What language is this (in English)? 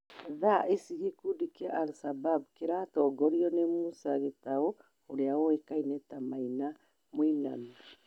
Kikuyu